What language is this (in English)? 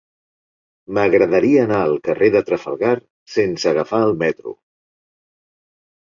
Catalan